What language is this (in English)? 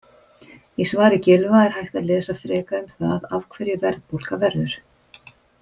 Icelandic